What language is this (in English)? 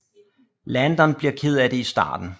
Danish